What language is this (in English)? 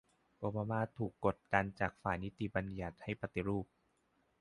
Thai